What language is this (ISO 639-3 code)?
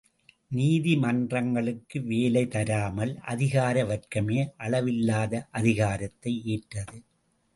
tam